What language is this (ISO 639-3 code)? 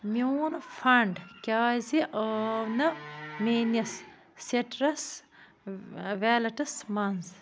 kas